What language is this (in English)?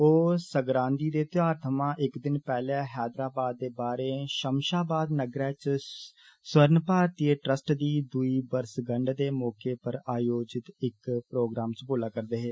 Dogri